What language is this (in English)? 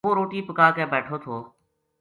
Gujari